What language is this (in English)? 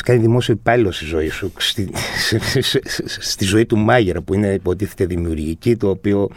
Greek